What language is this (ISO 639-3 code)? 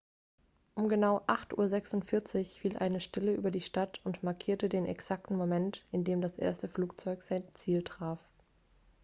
deu